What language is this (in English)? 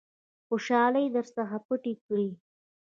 Pashto